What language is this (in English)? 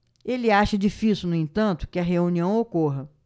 Portuguese